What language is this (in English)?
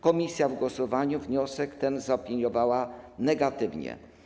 Polish